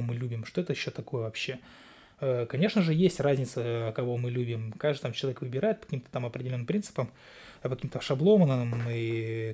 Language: Russian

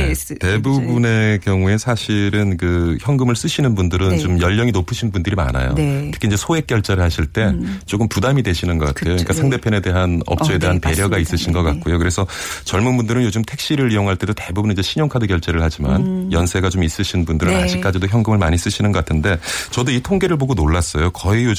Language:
Korean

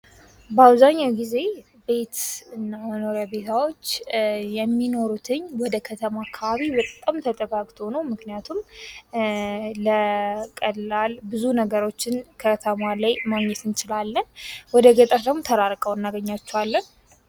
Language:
Amharic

